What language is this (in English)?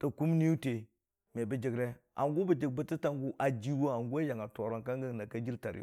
Dijim-Bwilim